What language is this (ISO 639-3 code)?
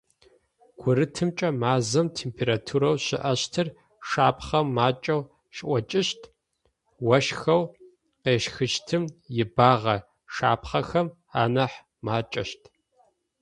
ady